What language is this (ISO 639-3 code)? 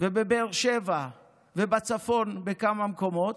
heb